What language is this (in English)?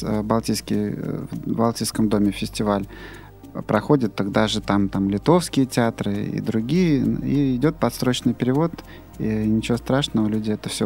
Russian